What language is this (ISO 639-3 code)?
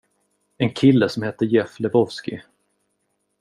swe